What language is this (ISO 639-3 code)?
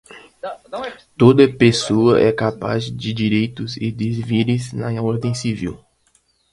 por